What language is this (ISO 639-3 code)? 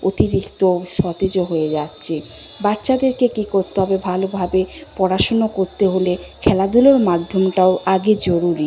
ben